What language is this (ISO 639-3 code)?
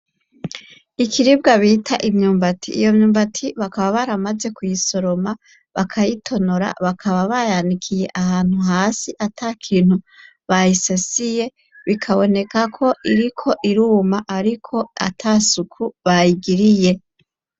run